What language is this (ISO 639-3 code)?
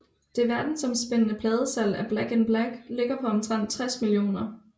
dan